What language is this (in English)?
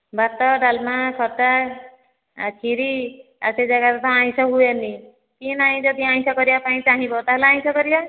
Odia